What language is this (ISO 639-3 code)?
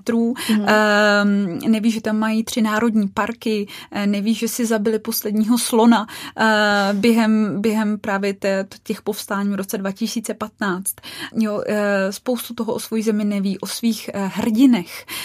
ces